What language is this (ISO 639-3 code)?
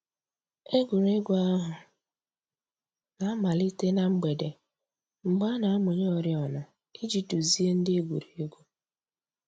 ibo